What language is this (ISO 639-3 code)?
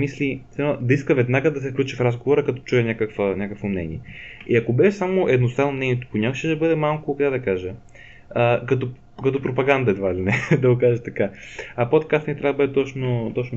bul